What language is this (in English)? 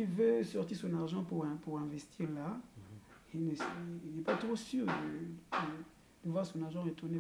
French